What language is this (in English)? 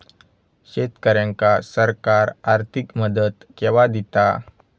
Marathi